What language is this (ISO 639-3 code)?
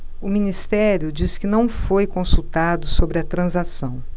por